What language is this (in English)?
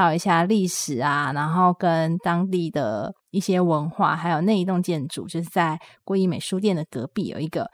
Chinese